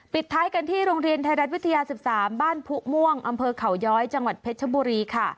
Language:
Thai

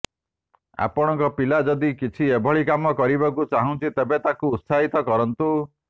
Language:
Odia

